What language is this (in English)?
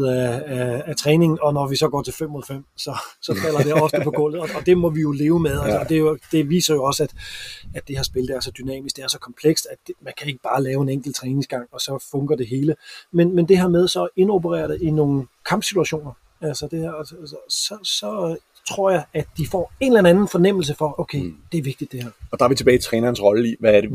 Danish